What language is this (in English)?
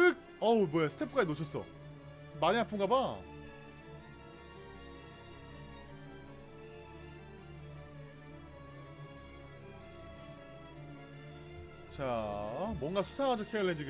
Korean